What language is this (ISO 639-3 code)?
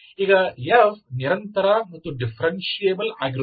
kan